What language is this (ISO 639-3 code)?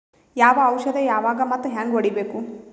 kan